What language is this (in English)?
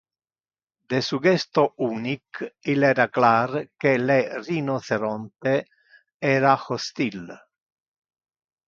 Interlingua